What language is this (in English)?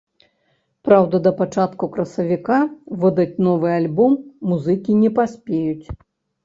Belarusian